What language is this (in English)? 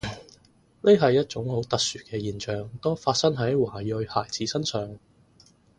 Cantonese